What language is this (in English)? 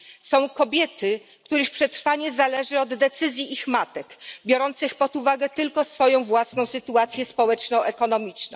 Polish